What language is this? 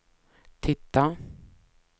Swedish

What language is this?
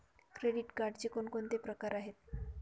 Marathi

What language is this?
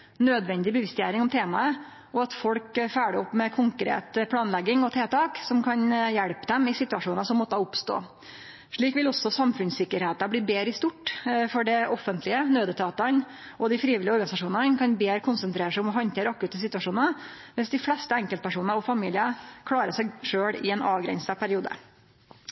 Norwegian Nynorsk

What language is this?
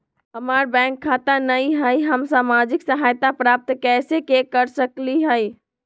Magahi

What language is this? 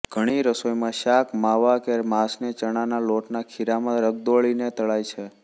Gujarati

